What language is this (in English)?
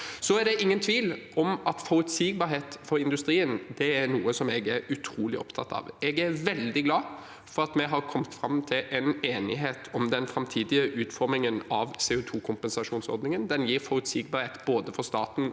Norwegian